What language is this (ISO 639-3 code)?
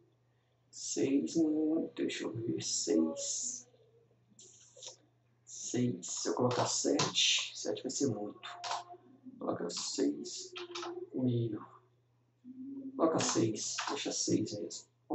por